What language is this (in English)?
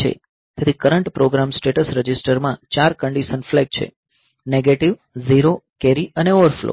Gujarati